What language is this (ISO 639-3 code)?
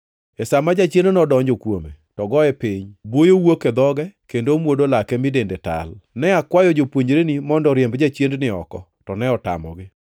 luo